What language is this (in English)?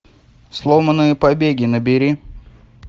Russian